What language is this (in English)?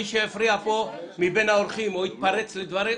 Hebrew